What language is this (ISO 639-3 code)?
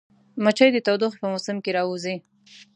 pus